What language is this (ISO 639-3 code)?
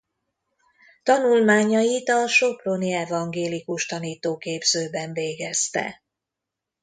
hun